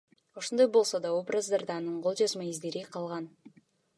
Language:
Kyrgyz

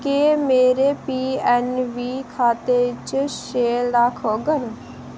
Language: Dogri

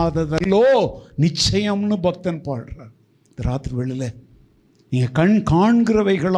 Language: Tamil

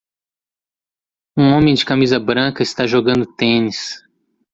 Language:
Portuguese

